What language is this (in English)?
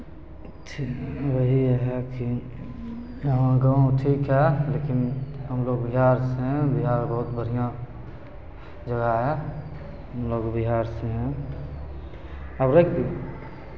Maithili